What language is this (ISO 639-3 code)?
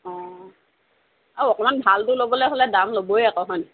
asm